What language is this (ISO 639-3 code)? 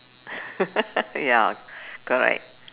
eng